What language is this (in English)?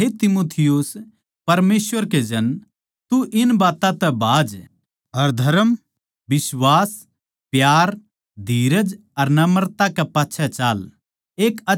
Haryanvi